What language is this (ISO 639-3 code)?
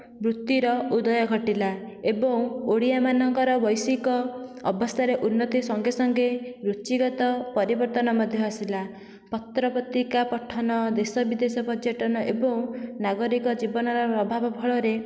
ori